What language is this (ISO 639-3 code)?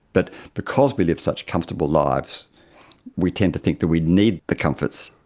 eng